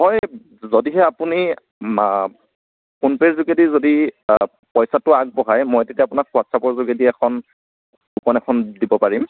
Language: Assamese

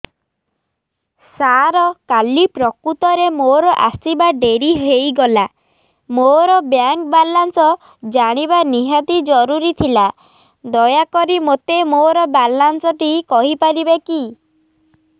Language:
Odia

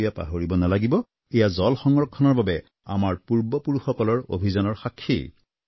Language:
Assamese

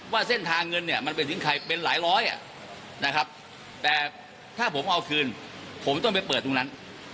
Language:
Thai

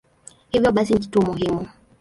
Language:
Swahili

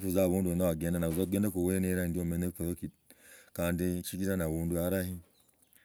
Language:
Logooli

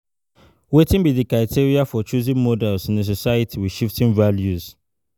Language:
Nigerian Pidgin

